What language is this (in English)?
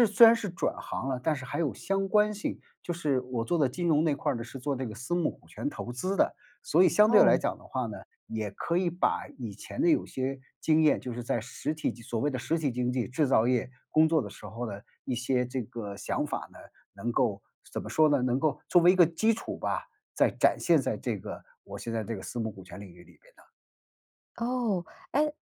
Chinese